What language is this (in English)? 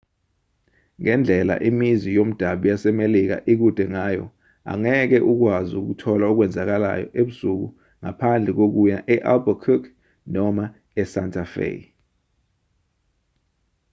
Zulu